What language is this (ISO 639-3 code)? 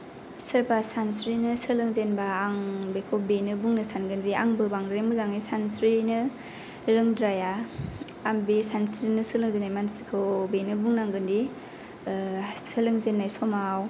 brx